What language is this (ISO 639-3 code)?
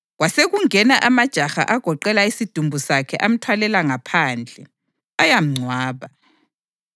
nde